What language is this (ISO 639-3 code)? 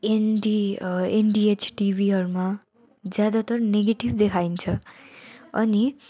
nep